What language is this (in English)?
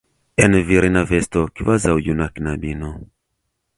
Esperanto